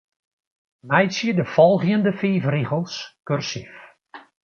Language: Western Frisian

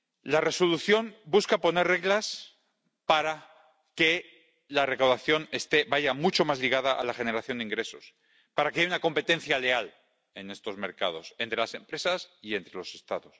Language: Spanish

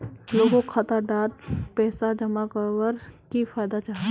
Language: Magahi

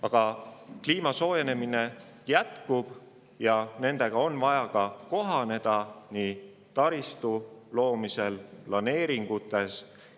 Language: Estonian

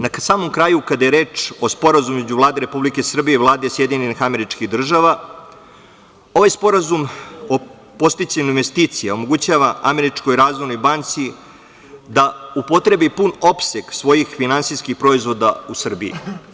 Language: Serbian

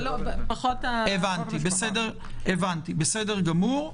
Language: Hebrew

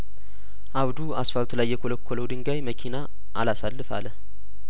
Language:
Amharic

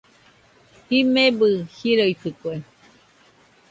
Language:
Nüpode Huitoto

